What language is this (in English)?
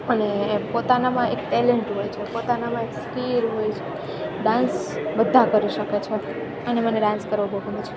Gujarati